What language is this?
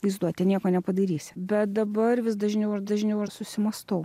Lithuanian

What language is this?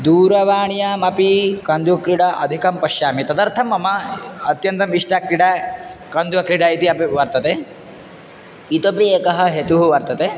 Sanskrit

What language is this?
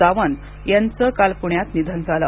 Marathi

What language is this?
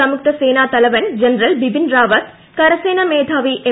Malayalam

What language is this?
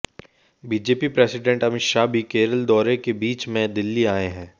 Hindi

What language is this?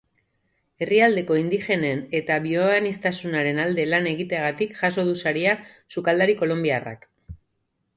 Basque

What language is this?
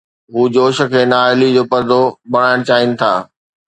Sindhi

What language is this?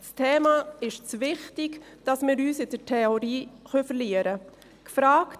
Swiss German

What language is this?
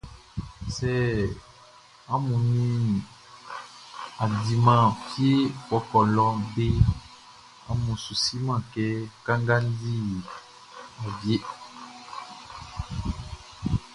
Baoulé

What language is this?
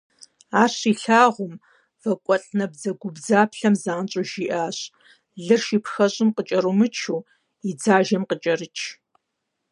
Kabardian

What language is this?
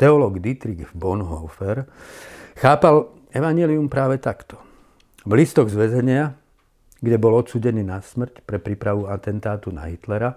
Slovak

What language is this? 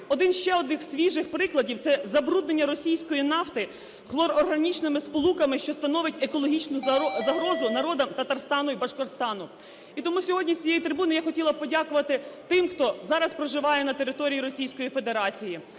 Ukrainian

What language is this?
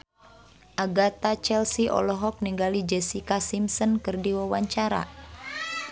Sundanese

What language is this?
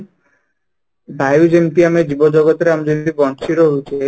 Odia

